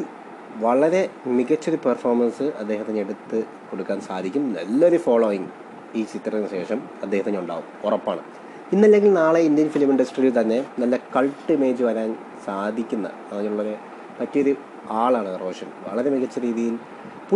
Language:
Malayalam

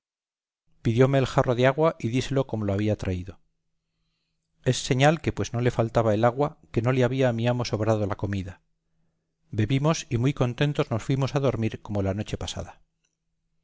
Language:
Spanish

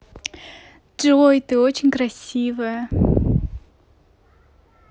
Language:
Russian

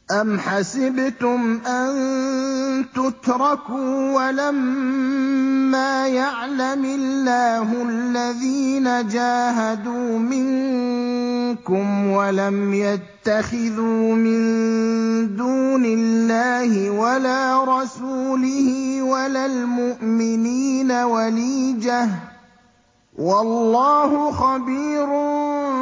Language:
Arabic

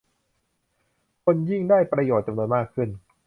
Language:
Thai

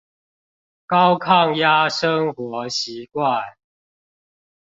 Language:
Chinese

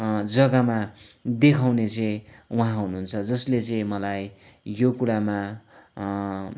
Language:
Nepali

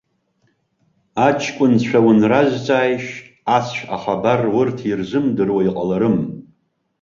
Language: Abkhazian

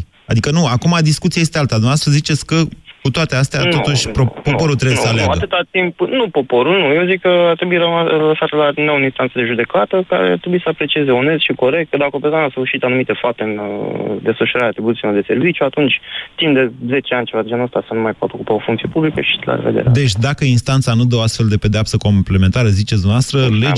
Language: Romanian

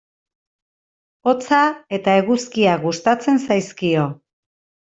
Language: Basque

